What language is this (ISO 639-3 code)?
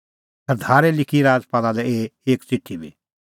kfx